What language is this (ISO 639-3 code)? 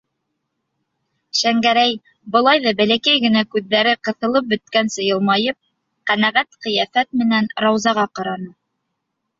bak